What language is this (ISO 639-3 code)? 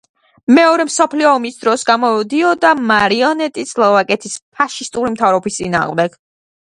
kat